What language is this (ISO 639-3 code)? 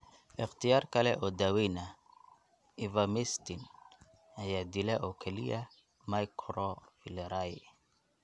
som